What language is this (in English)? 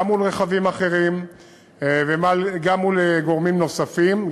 Hebrew